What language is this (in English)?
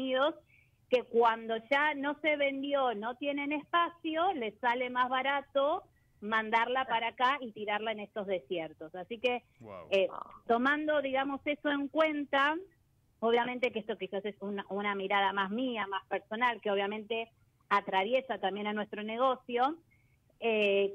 Spanish